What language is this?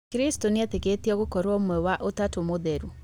Kikuyu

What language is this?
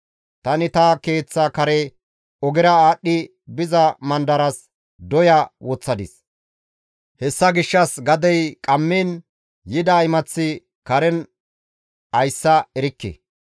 Gamo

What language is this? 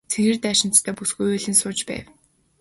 Mongolian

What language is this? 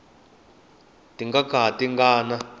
Tsonga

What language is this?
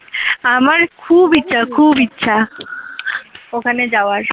Bangla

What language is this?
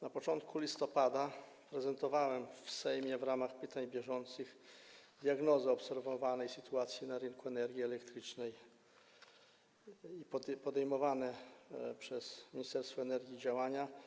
Polish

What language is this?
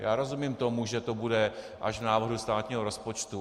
Czech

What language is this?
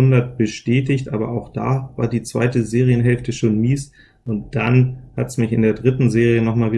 German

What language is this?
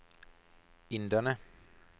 Norwegian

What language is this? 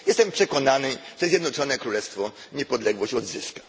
Polish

